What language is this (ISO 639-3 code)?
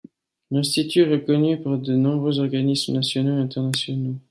fra